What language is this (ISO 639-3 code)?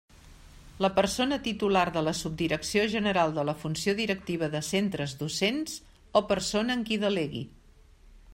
cat